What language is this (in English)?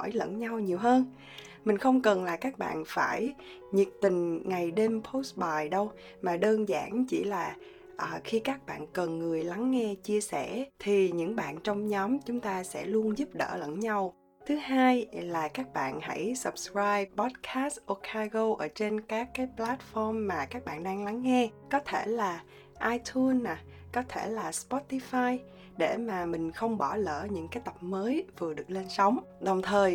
Vietnamese